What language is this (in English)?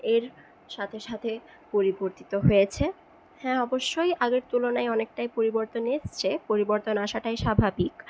Bangla